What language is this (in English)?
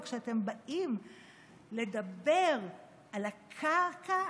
Hebrew